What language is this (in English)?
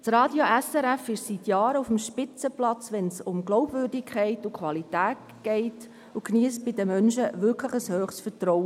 Swiss German